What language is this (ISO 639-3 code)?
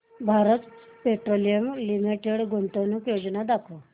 mar